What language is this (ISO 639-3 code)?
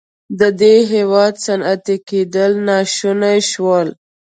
pus